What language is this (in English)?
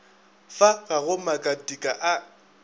Northern Sotho